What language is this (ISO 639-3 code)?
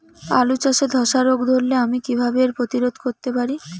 ben